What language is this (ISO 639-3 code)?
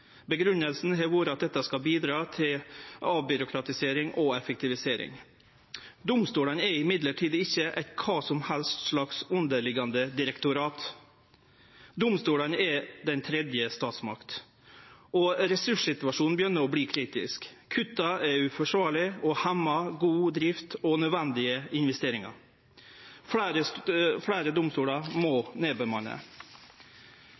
nno